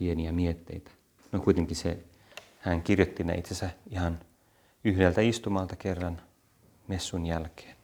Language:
Finnish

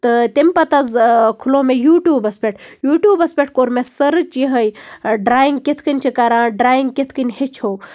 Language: Kashmiri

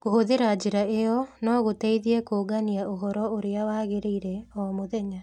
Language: Kikuyu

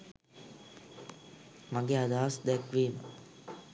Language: Sinhala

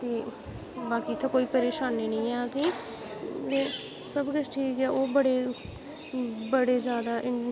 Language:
Dogri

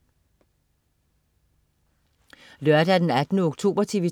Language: Danish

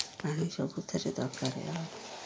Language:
Odia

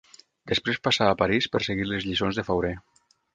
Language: Catalan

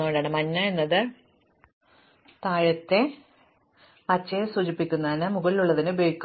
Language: Malayalam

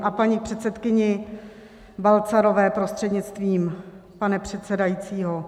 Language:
Czech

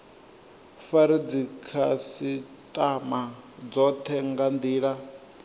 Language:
Venda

